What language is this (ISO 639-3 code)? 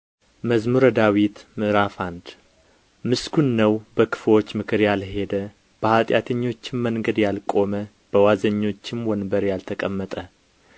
amh